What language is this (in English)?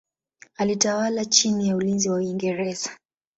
Swahili